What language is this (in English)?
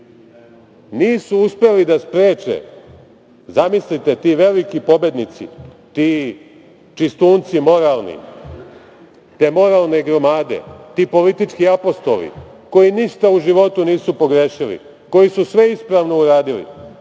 Serbian